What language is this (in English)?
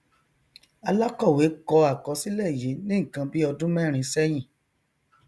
Yoruba